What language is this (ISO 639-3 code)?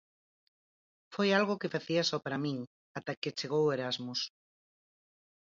glg